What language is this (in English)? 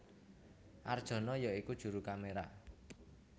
Javanese